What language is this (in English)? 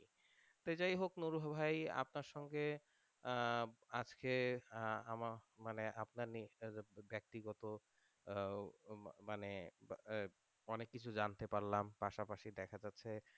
Bangla